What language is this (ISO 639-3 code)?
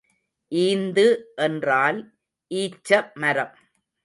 tam